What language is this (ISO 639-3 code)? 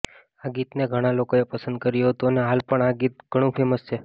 guj